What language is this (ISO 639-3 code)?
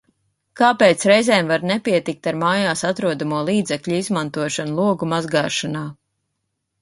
lav